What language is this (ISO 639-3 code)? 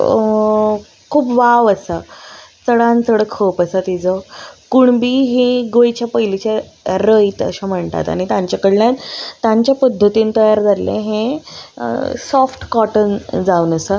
kok